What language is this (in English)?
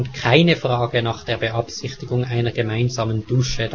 German